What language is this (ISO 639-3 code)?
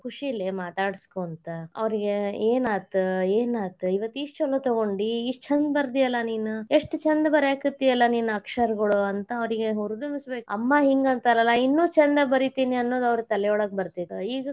kan